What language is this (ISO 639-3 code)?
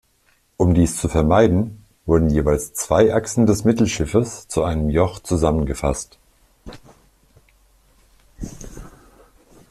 deu